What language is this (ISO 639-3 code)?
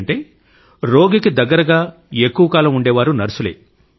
tel